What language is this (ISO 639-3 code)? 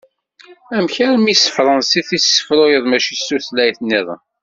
kab